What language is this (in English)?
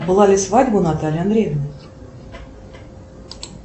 Russian